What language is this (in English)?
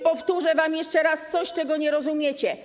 Polish